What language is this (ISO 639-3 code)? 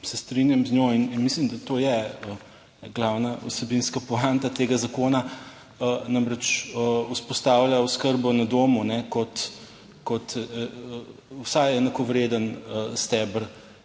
slv